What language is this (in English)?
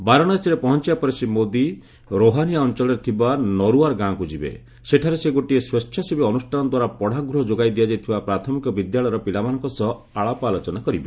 Odia